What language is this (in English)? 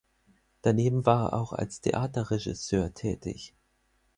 German